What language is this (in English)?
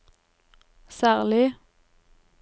Norwegian